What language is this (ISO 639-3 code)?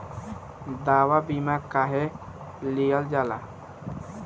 bho